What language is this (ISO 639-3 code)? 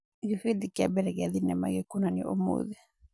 kik